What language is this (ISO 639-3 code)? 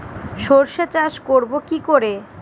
ben